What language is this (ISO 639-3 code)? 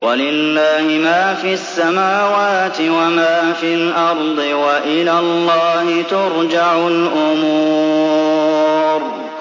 ara